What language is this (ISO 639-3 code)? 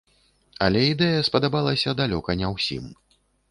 bel